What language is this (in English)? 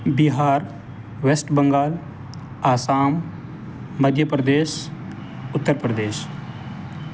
Urdu